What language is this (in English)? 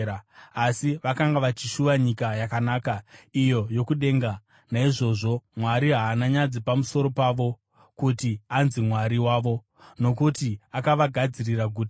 Shona